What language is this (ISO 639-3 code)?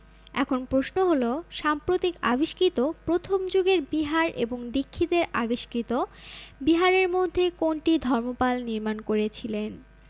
ben